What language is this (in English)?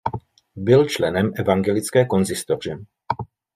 Czech